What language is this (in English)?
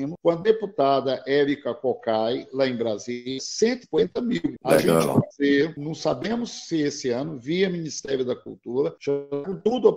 Portuguese